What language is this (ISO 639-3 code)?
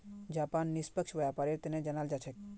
mag